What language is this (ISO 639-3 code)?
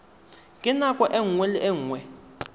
tsn